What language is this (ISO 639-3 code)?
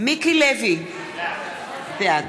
heb